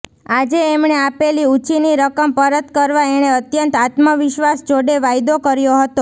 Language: Gujarati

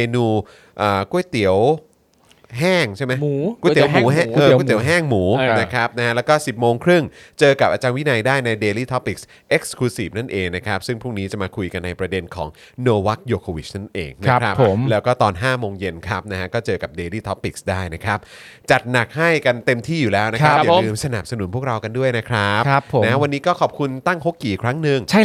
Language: Thai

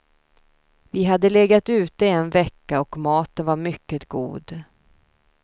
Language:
Swedish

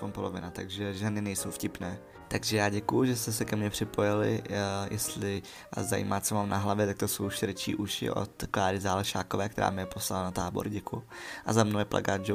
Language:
Czech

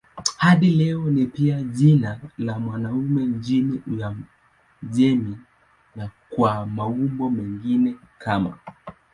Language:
Swahili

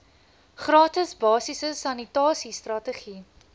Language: Afrikaans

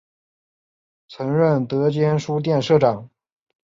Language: Chinese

